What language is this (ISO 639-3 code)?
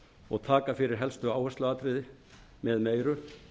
isl